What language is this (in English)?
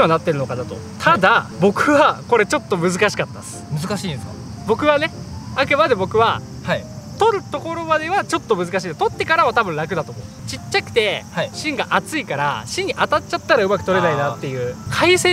Japanese